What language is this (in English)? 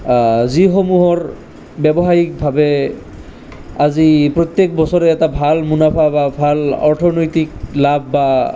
Assamese